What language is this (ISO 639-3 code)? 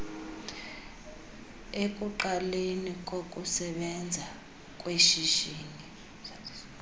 xho